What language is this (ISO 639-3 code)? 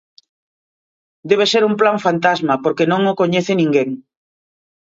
glg